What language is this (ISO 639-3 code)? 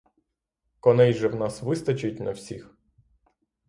ukr